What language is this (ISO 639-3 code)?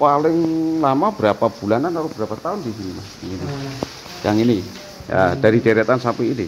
ind